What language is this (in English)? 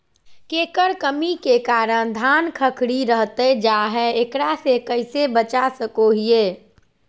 Magahi